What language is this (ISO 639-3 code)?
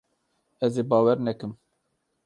kur